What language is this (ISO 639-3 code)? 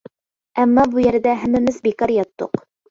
uig